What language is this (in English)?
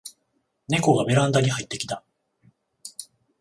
Japanese